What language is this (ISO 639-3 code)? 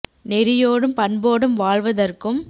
tam